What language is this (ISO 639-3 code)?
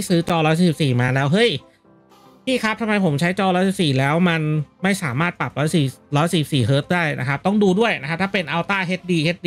tha